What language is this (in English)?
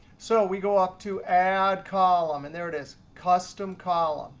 English